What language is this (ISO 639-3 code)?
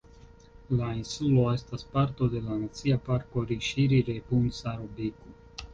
epo